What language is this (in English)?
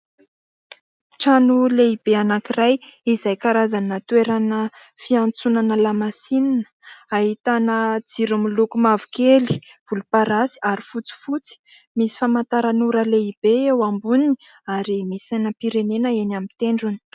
Malagasy